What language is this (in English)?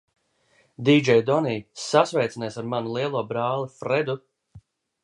Latvian